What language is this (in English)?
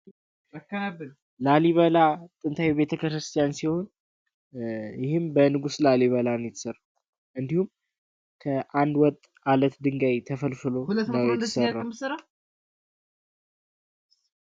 Amharic